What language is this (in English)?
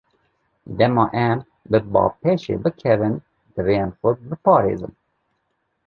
Kurdish